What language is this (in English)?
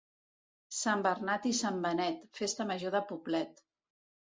Catalan